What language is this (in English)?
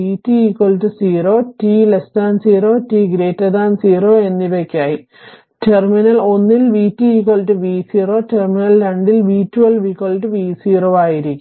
Malayalam